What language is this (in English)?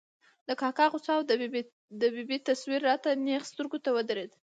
Pashto